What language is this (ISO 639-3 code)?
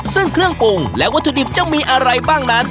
tha